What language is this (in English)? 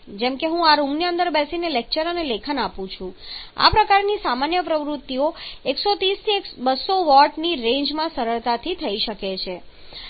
Gujarati